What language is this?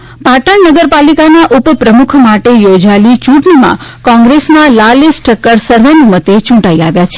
Gujarati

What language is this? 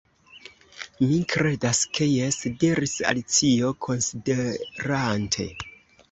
Esperanto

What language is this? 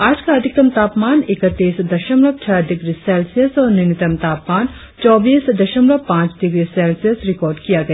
Hindi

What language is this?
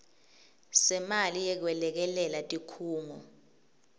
Swati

